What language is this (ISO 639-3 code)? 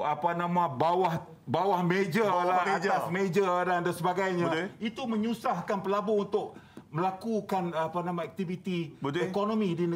msa